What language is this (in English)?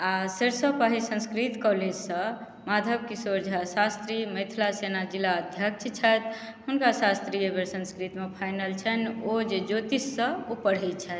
Maithili